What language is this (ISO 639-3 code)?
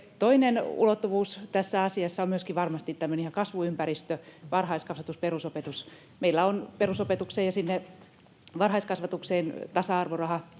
fin